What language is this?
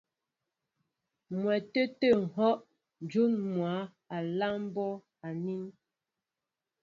Mbo (Cameroon)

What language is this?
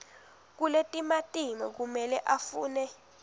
Swati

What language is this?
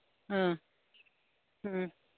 Manipuri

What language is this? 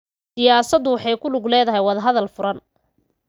Somali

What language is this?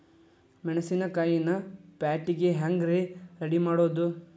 Kannada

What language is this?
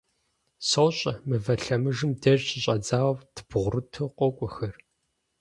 Kabardian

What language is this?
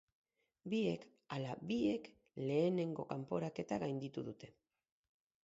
Basque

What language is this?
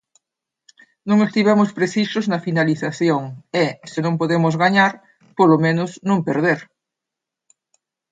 Galician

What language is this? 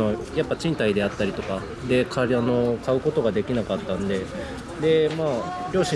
Japanese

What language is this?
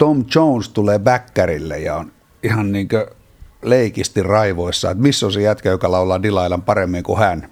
Finnish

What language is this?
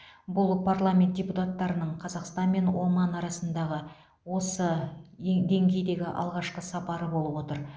Kazakh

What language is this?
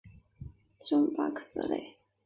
Chinese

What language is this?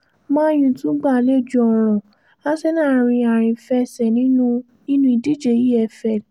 Yoruba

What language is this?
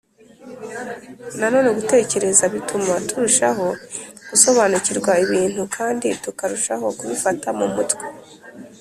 Kinyarwanda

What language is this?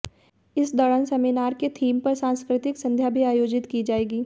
Hindi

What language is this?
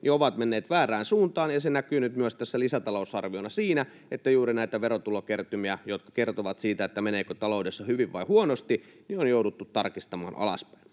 Finnish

